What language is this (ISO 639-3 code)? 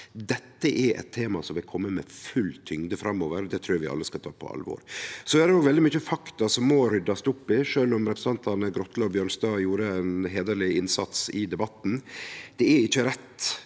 nor